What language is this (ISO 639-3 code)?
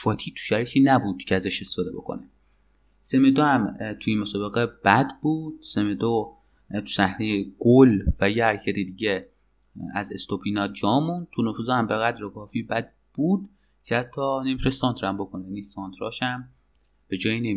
fas